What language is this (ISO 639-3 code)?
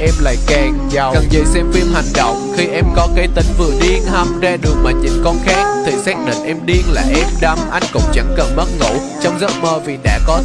vie